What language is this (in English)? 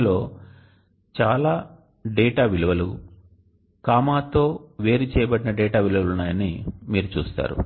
Telugu